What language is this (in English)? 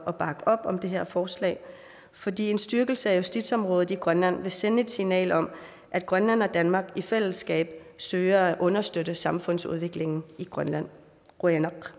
Danish